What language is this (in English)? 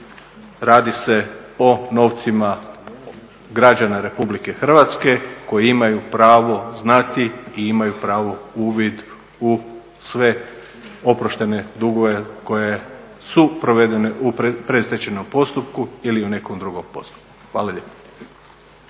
Croatian